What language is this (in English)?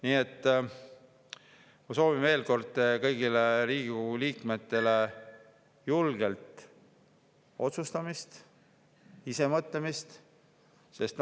Estonian